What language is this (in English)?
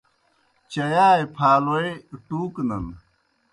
Kohistani Shina